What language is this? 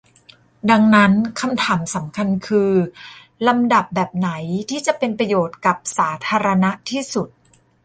Thai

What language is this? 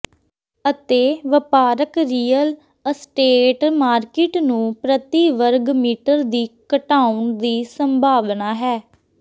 Punjabi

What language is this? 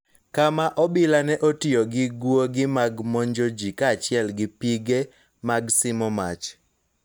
Luo (Kenya and Tanzania)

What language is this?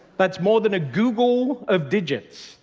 English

